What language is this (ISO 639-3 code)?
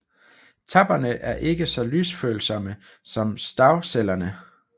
dan